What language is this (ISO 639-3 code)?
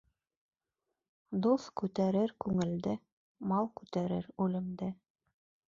bak